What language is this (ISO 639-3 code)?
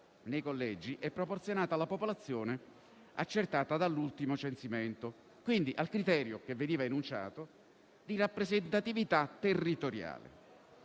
ita